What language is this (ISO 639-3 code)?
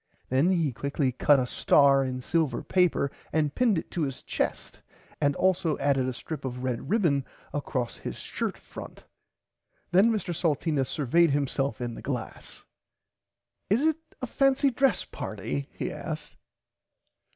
eng